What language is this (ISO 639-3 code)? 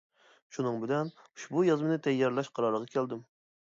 uig